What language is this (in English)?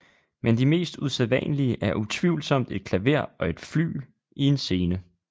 Danish